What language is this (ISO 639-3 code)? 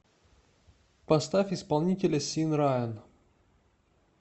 rus